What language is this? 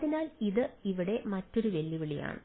Malayalam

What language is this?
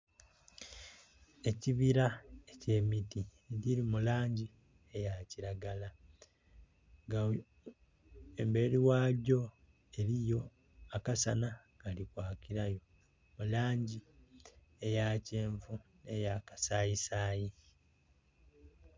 Soga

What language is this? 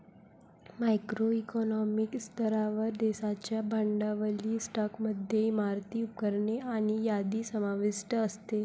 Marathi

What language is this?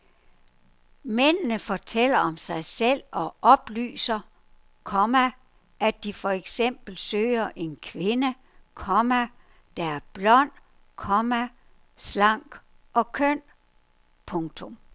Danish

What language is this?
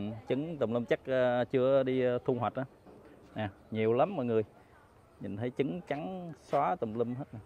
Vietnamese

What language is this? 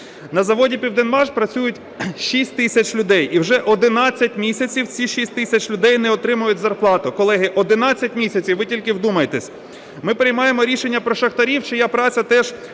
Ukrainian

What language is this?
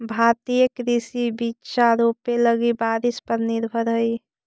Magahi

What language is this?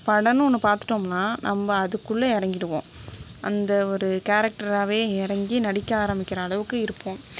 Tamil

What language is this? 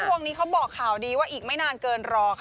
Thai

